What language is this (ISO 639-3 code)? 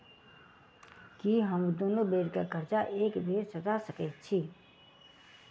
mai